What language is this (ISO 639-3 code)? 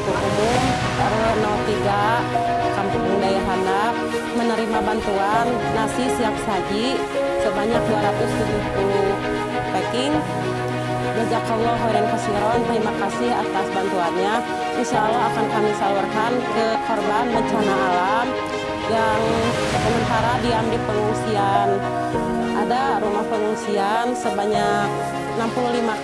ind